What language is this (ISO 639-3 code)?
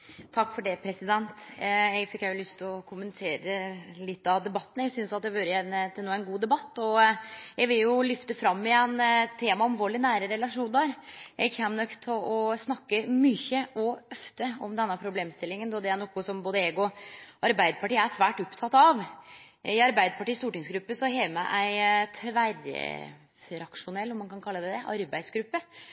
nno